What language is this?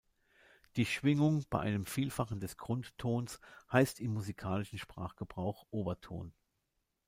German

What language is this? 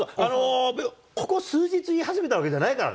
Japanese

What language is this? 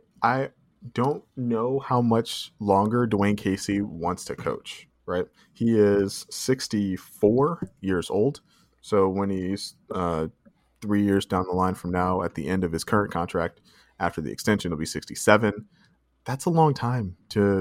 English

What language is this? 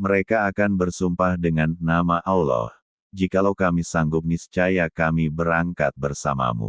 Indonesian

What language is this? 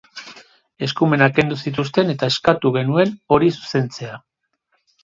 Basque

